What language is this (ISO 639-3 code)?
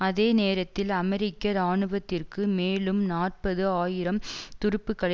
tam